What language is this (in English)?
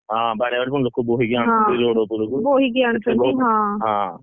Odia